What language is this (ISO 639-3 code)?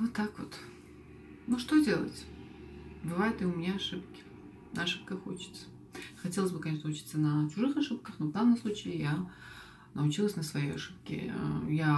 rus